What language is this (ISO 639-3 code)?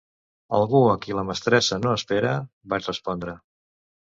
cat